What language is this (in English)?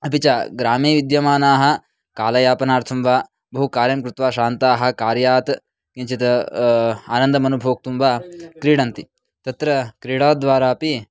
Sanskrit